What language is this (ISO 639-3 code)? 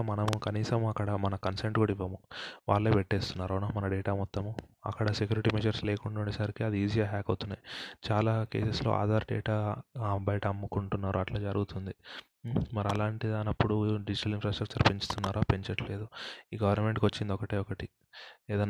tel